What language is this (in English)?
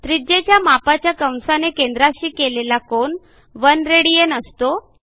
Marathi